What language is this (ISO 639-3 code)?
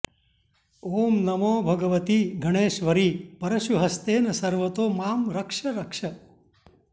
san